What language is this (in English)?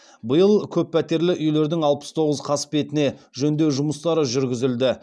Kazakh